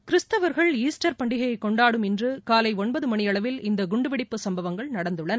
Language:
Tamil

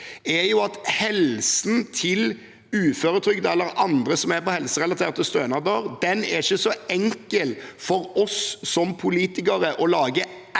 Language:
Norwegian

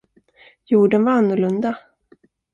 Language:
Swedish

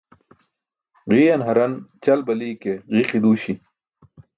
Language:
Burushaski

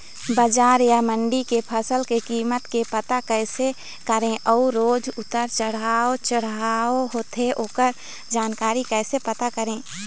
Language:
Chhattisgarhi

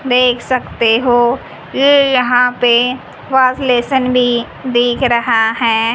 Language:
Hindi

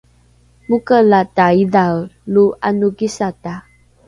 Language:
Rukai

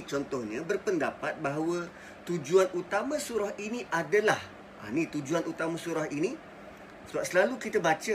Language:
Malay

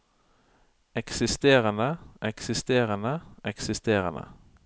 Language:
Norwegian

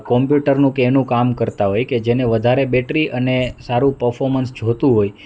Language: Gujarati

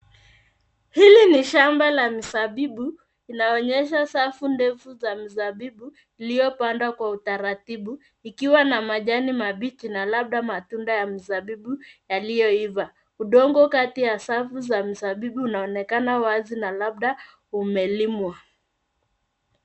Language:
Swahili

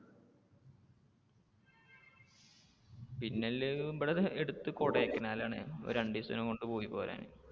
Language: Malayalam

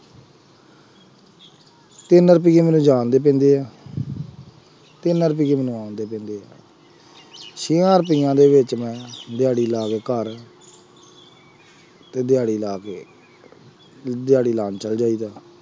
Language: Punjabi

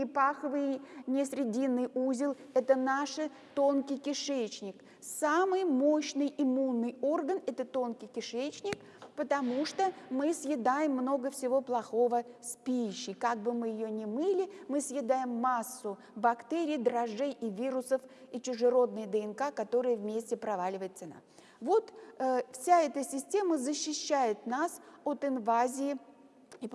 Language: Russian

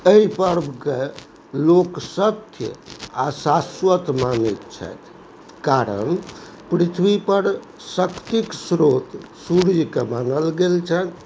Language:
Maithili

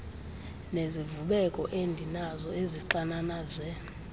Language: Xhosa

